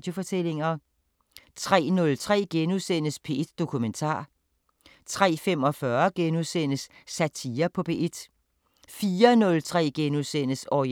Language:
Danish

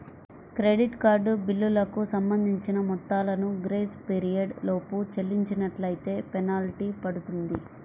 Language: Telugu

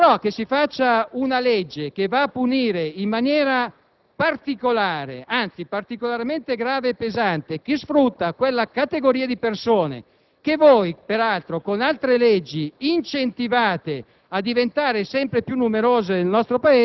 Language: Italian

